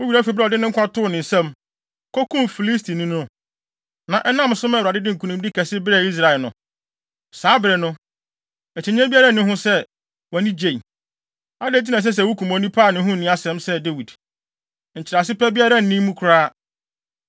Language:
Akan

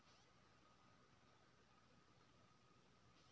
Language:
Maithili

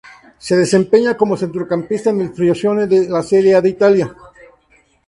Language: Spanish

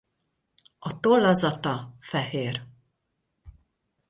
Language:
Hungarian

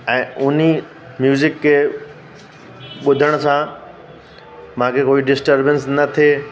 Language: Sindhi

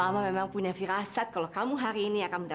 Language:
Indonesian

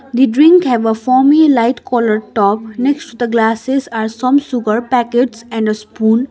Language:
English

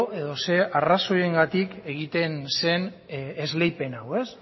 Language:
Basque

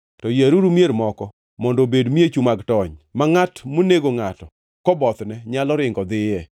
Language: Luo (Kenya and Tanzania)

